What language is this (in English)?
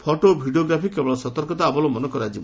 Odia